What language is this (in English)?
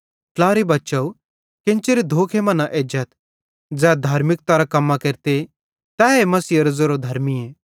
Bhadrawahi